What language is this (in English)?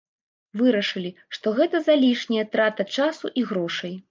Belarusian